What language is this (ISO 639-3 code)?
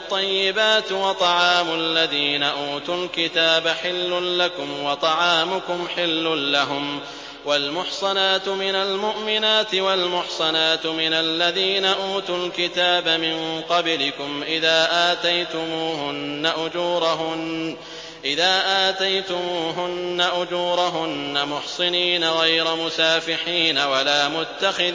ara